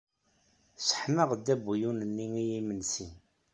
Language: Kabyle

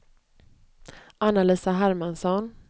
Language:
Swedish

